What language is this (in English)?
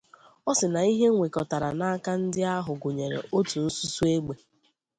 Igbo